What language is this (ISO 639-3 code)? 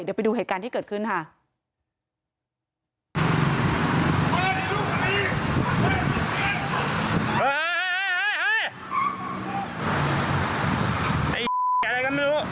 tha